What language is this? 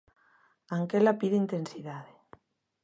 Galician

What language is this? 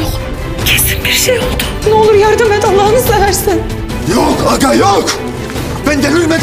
Turkish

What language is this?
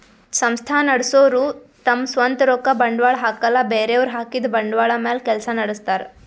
Kannada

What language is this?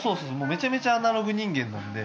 Japanese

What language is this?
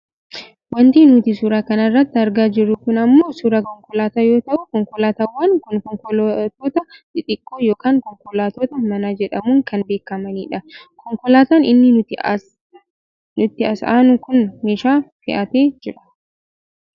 Oromo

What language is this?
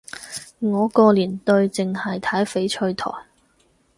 Cantonese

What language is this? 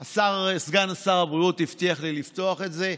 Hebrew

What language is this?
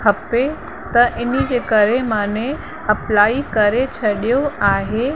Sindhi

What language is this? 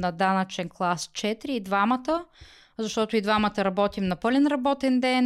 Bulgarian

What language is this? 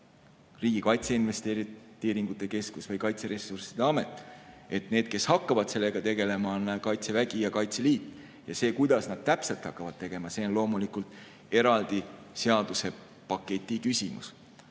Estonian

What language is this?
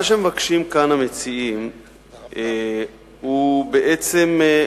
Hebrew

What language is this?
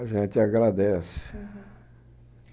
Portuguese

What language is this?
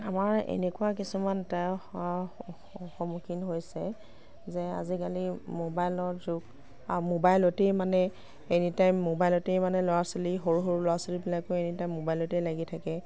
Assamese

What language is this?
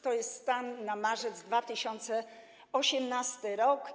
Polish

